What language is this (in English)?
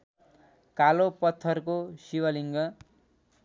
Nepali